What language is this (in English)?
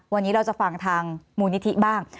Thai